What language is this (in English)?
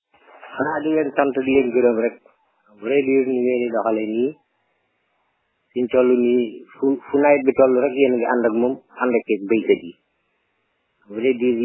Wolof